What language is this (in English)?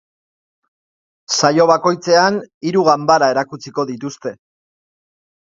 Basque